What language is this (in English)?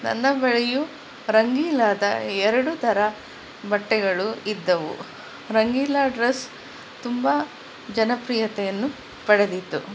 Kannada